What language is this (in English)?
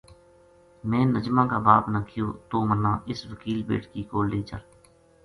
Gujari